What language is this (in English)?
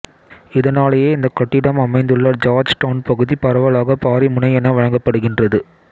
Tamil